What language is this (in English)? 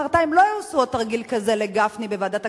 Hebrew